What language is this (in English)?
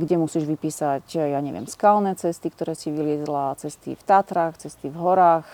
Slovak